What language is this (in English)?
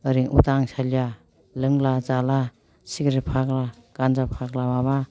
Bodo